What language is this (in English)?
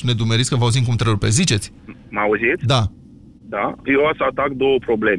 Romanian